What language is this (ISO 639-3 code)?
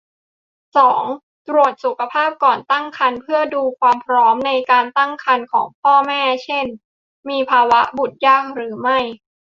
tha